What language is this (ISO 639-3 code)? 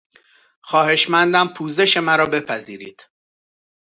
fas